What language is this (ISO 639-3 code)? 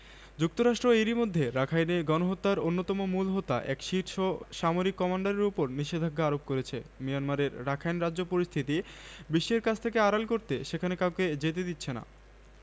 ben